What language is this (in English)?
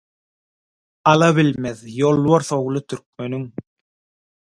Turkmen